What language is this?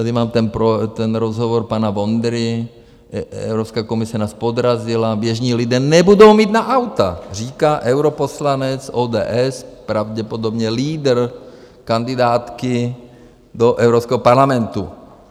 Czech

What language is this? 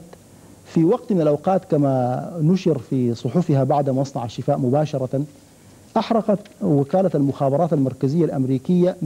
Arabic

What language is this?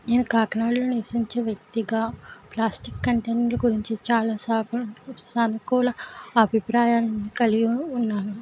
Telugu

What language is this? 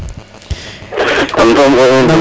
Serer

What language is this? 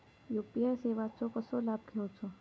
Marathi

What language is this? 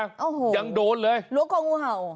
Thai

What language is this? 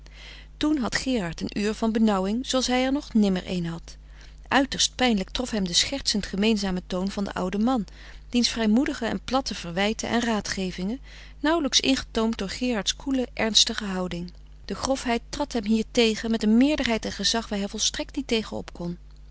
Dutch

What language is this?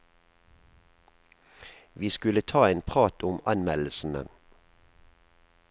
Norwegian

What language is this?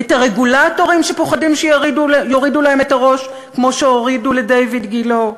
Hebrew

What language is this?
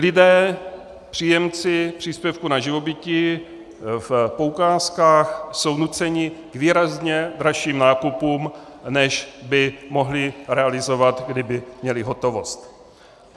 Czech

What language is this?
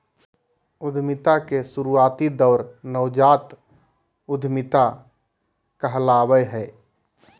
Magahi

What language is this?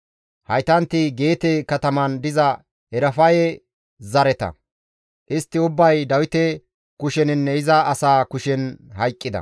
Gamo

